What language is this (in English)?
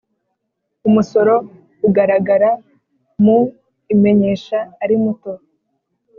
Kinyarwanda